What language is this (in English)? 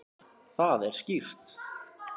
Icelandic